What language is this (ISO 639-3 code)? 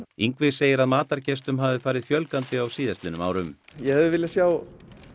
isl